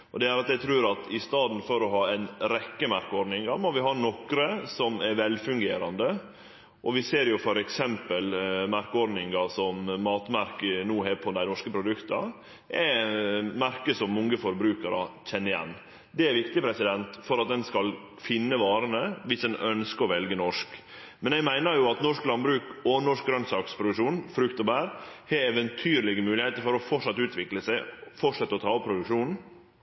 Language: Norwegian Nynorsk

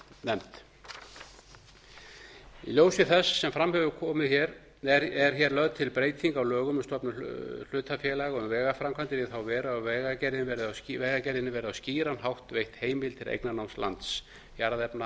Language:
Icelandic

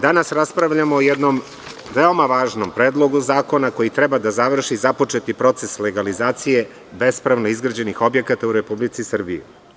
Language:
Serbian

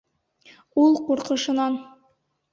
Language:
Bashkir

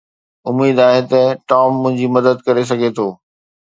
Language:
Sindhi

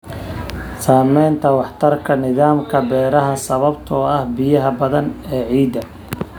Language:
Somali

